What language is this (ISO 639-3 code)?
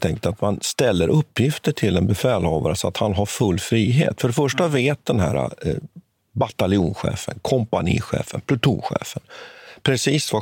swe